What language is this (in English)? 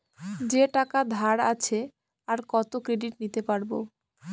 Bangla